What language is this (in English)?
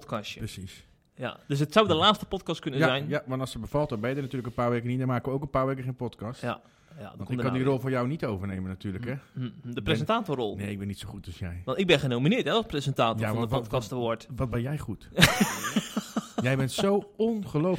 Dutch